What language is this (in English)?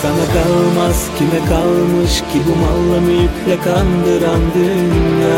Turkish